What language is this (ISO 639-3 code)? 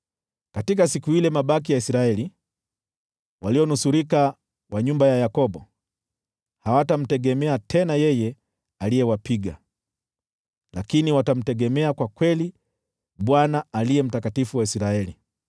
swa